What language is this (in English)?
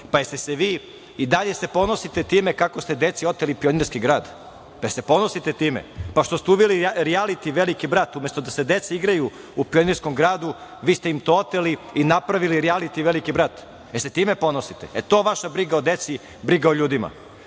Serbian